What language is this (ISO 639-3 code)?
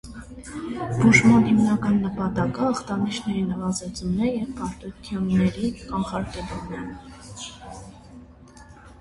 hye